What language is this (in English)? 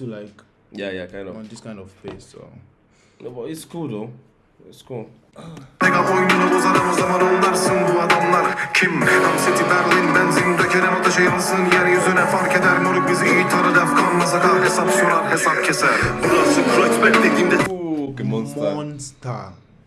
Turkish